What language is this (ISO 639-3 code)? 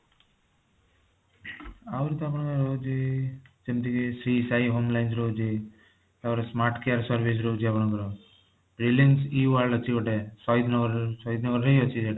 ori